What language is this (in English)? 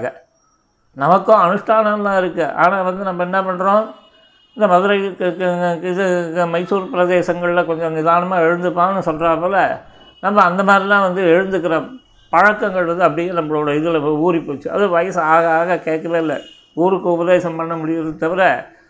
Tamil